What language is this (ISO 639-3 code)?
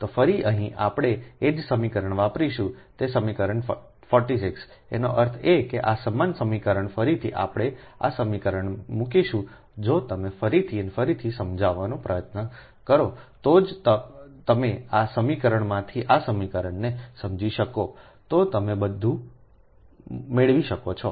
guj